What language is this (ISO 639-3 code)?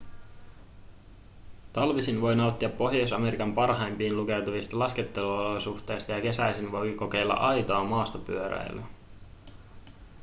fin